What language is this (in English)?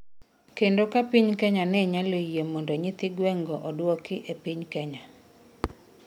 Luo (Kenya and Tanzania)